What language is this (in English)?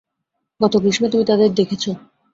Bangla